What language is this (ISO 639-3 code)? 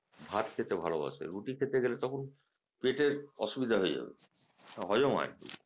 ben